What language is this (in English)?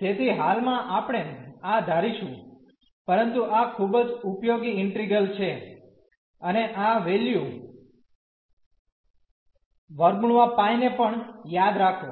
Gujarati